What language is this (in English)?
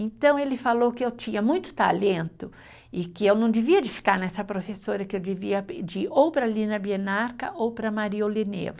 Portuguese